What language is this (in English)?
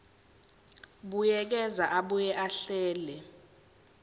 Zulu